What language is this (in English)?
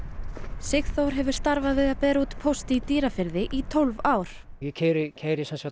Icelandic